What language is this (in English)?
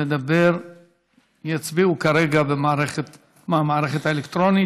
Hebrew